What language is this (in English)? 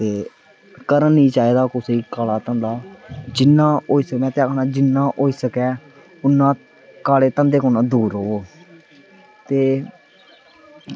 Dogri